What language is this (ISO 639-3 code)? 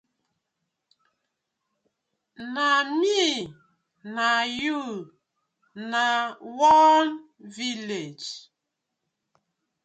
pcm